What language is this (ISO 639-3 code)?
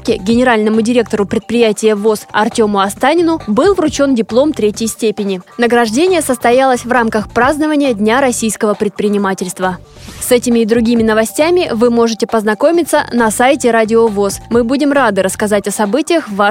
rus